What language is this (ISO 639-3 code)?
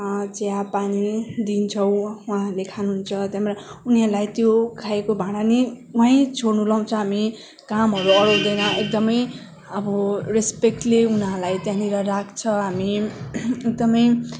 nep